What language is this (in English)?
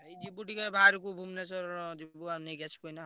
Odia